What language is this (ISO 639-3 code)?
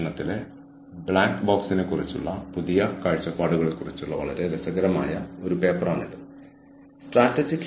mal